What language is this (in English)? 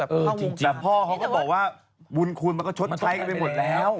Thai